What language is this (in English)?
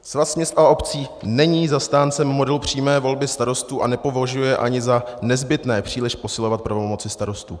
Czech